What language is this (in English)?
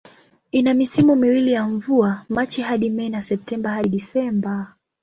Swahili